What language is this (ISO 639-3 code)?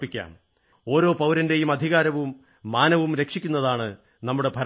mal